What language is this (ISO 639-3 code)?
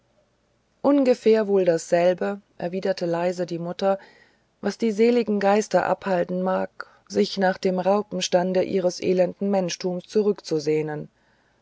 deu